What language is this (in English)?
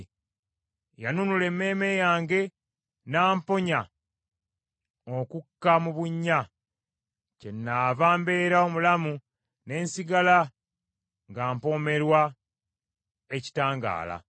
Ganda